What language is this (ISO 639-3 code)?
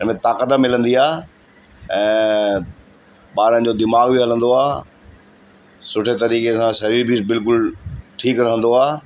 snd